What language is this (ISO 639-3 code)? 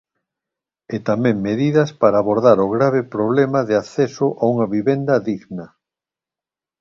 glg